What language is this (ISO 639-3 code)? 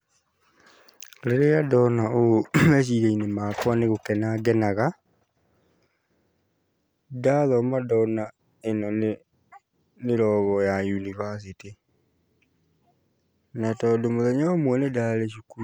kik